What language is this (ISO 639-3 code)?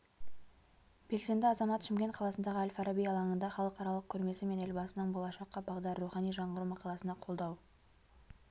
kaz